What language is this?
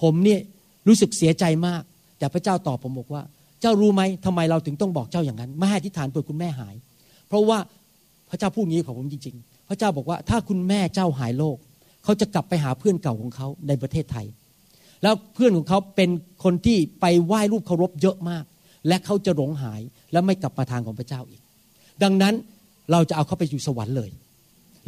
Thai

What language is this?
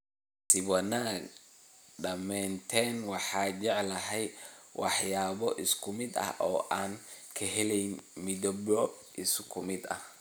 Somali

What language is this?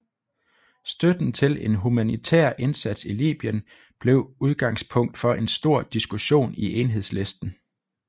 Danish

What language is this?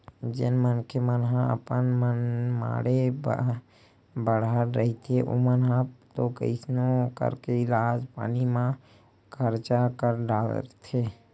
Chhattisgarhi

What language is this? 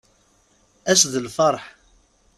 Kabyle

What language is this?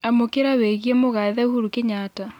Kikuyu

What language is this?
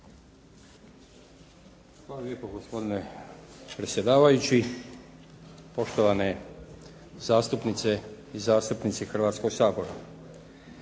Croatian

